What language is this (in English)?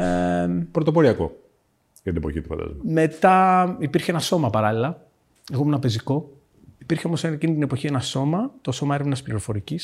Greek